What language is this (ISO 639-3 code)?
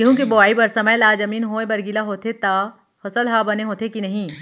hne